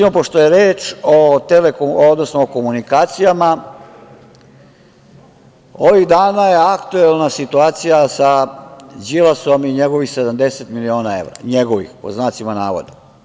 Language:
Serbian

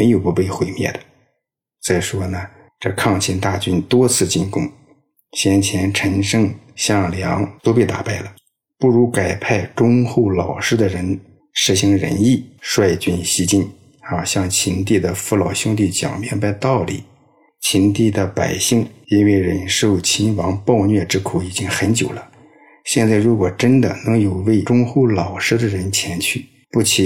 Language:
Chinese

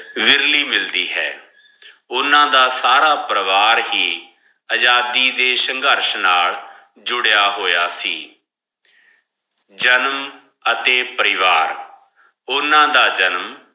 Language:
Punjabi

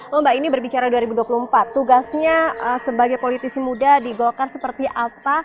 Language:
Indonesian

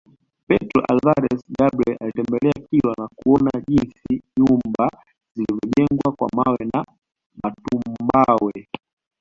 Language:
Swahili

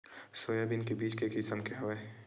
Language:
Chhattisgarhi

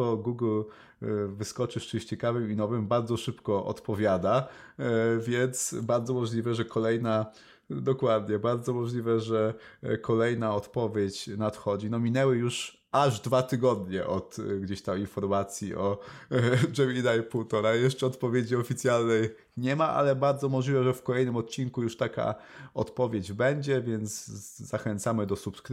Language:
Polish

